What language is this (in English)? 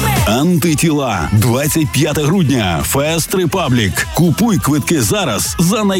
Ukrainian